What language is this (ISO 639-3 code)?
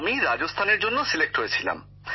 ben